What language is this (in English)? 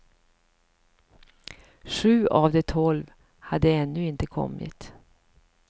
Swedish